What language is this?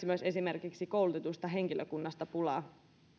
Finnish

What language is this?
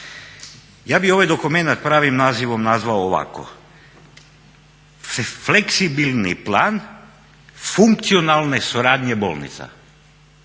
Croatian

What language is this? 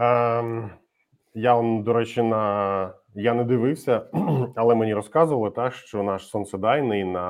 Ukrainian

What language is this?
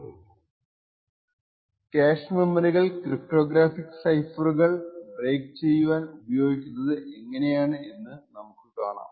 Malayalam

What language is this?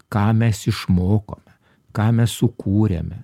Lithuanian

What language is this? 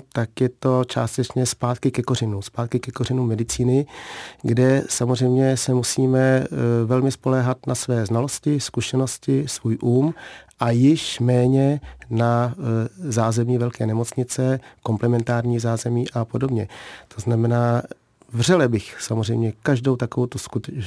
Czech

